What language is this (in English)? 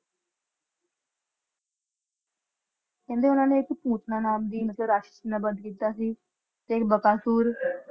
Punjabi